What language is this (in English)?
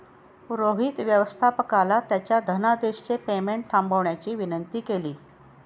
Marathi